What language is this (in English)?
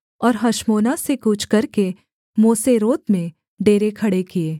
Hindi